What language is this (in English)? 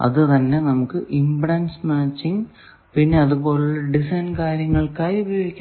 Malayalam